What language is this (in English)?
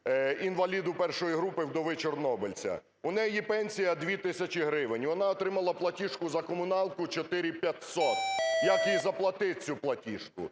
Ukrainian